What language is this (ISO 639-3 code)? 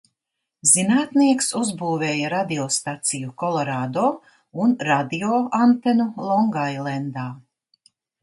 lav